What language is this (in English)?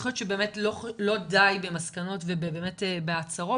Hebrew